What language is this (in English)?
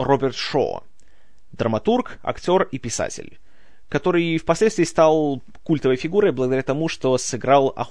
Russian